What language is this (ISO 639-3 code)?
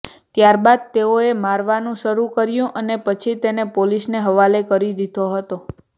guj